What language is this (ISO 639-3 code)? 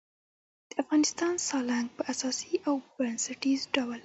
pus